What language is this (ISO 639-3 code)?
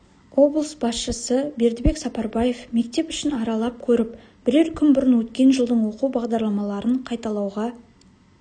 kaz